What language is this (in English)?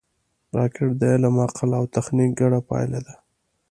Pashto